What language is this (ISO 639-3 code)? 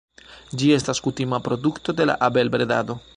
epo